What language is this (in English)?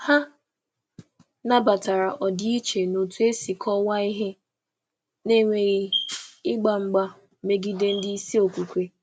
Igbo